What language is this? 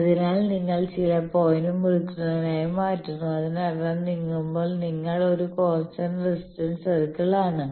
Malayalam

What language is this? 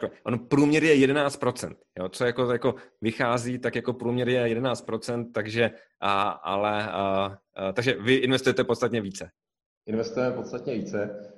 Czech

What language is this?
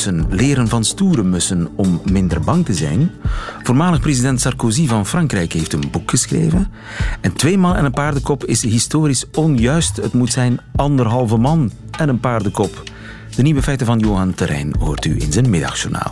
Dutch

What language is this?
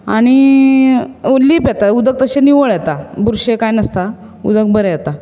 Konkani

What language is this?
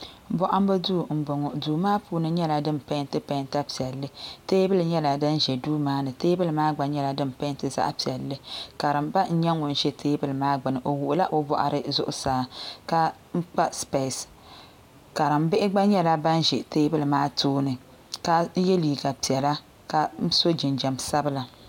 Dagbani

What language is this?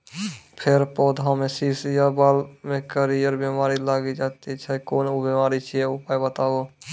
Maithili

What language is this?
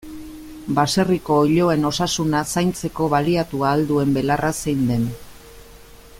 Basque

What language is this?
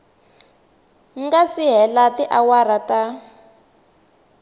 Tsonga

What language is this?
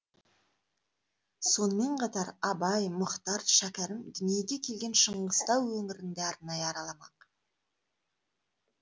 Kazakh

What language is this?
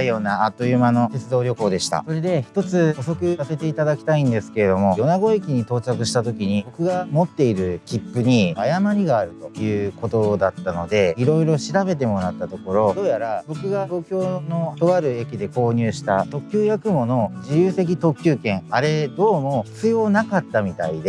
Japanese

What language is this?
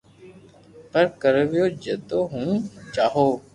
Loarki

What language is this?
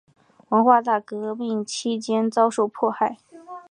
Chinese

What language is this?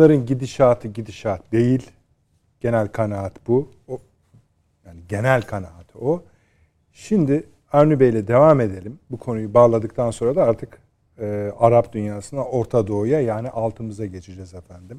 Turkish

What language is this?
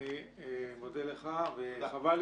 Hebrew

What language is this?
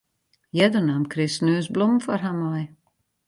Western Frisian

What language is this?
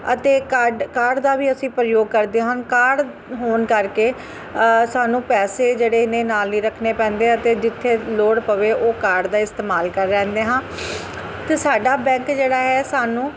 Punjabi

